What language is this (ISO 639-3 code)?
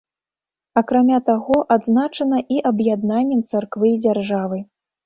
bel